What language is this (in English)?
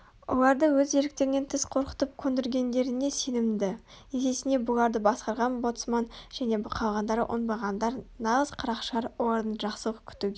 Kazakh